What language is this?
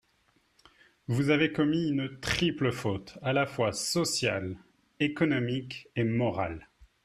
French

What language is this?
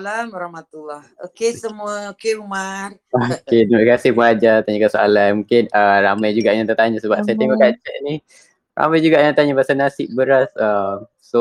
Malay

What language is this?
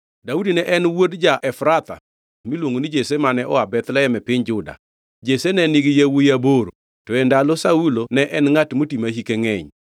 Luo (Kenya and Tanzania)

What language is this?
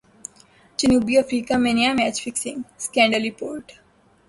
Urdu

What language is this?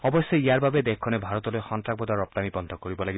Assamese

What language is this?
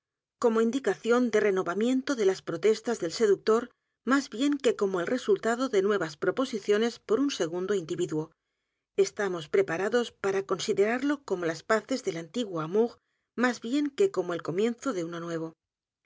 Spanish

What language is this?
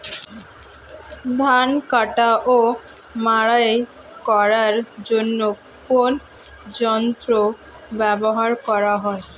Bangla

